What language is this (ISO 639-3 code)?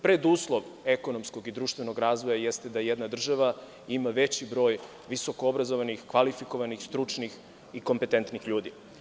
srp